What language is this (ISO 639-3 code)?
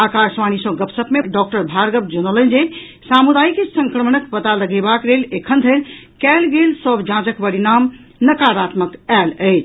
mai